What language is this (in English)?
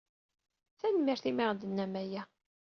Kabyle